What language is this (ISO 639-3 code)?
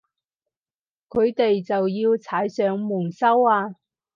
yue